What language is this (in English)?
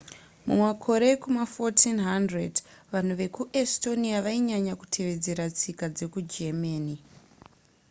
Shona